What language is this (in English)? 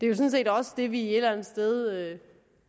Danish